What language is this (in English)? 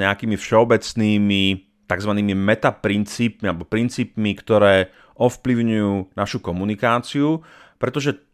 Slovak